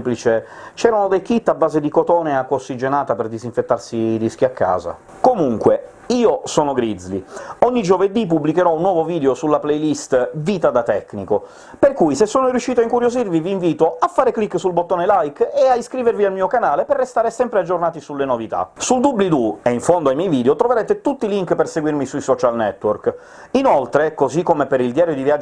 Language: Italian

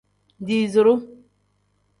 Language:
Tem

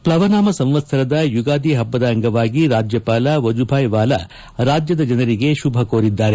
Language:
Kannada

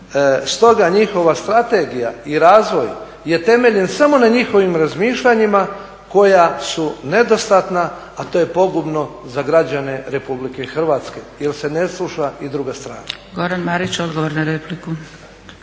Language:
Croatian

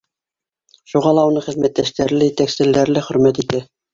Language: Bashkir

